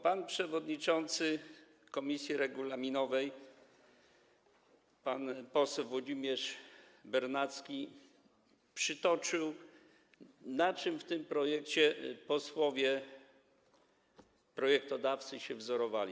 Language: Polish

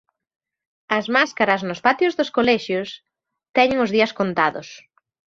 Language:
Galician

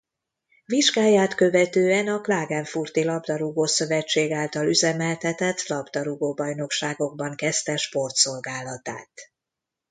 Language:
Hungarian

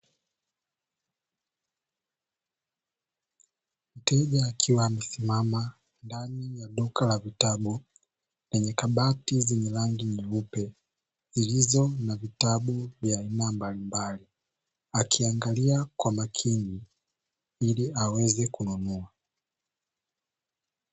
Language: Swahili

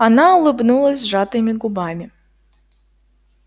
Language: Russian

